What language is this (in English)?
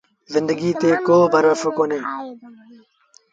Sindhi Bhil